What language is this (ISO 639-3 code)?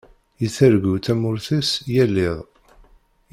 kab